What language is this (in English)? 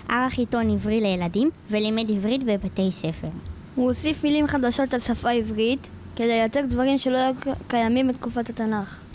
Hebrew